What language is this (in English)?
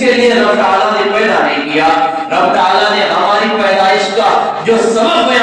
Urdu